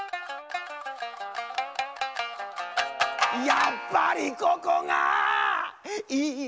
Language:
Japanese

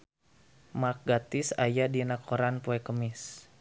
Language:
Sundanese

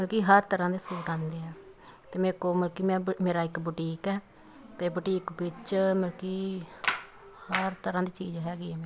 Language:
Punjabi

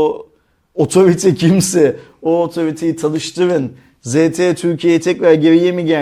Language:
Turkish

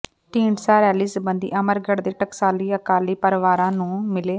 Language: Punjabi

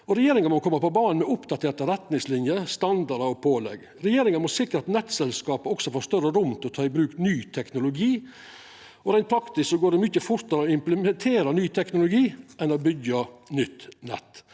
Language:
Norwegian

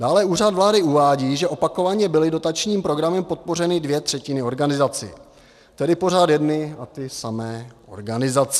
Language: Czech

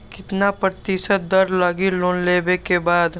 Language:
Magahi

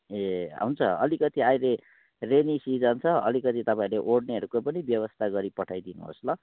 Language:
Nepali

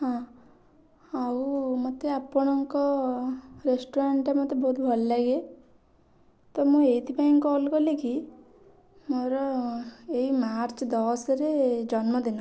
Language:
Odia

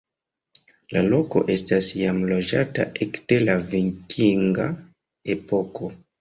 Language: Esperanto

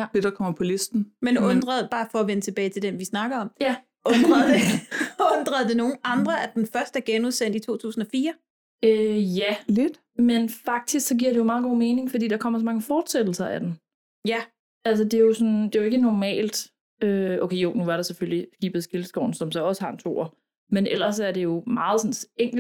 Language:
Danish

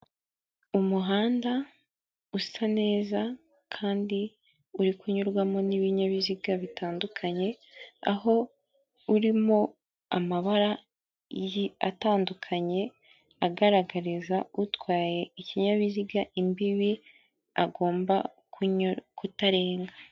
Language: Kinyarwanda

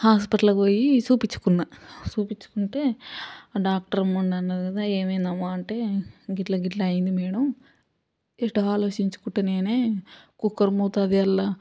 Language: Telugu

